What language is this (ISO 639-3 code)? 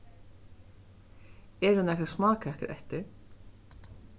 fao